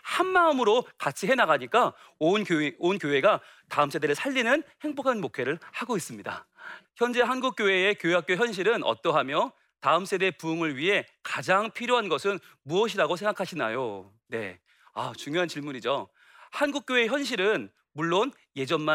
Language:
Korean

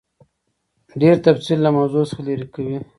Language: Pashto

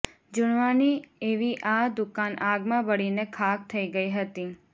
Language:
Gujarati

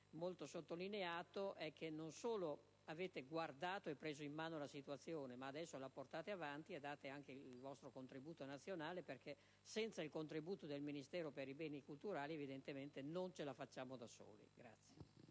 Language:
Italian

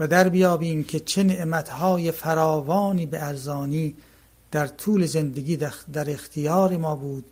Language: Persian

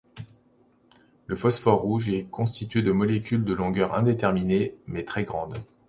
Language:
French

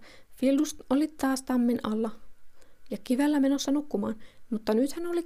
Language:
Finnish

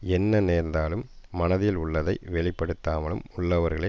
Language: Tamil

